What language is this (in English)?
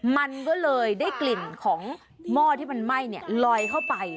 Thai